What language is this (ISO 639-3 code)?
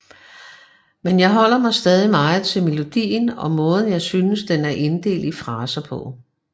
dan